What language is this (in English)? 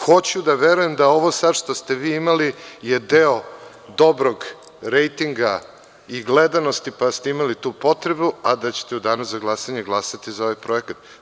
Serbian